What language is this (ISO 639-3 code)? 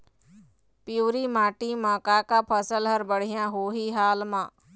hne